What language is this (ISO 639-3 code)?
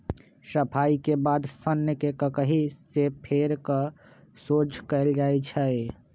mag